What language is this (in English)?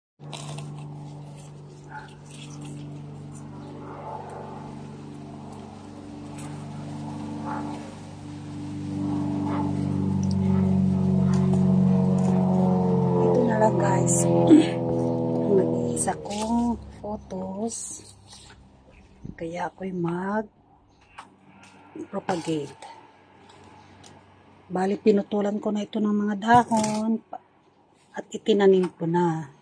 Filipino